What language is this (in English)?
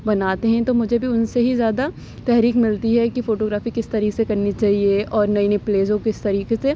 Urdu